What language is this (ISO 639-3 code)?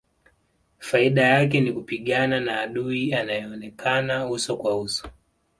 swa